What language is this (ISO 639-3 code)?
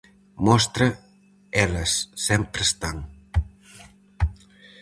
glg